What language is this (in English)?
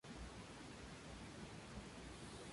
Spanish